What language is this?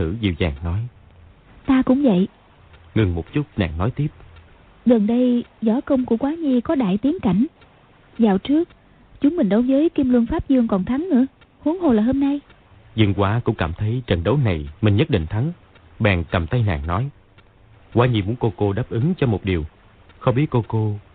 Vietnamese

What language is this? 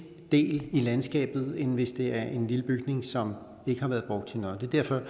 Danish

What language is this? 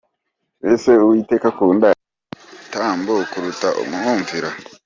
Kinyarwanda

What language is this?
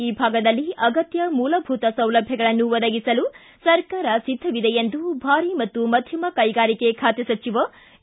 Kannada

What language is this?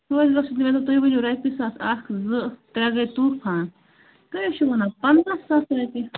Kashmiri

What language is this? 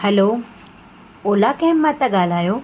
Sindhi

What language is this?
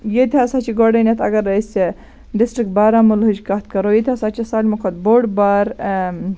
Kashmiri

